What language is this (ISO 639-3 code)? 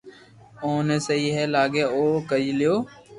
lrk